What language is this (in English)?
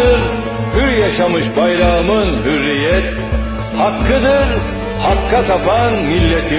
Turkish